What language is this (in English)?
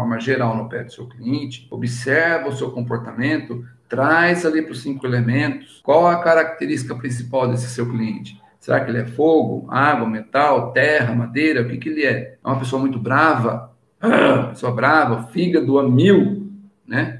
Portuguese